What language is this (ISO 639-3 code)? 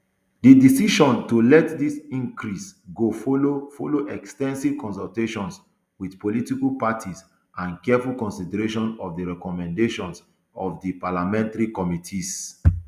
pcm